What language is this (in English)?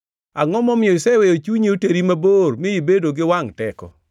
Luo (Kenya and Tanzania)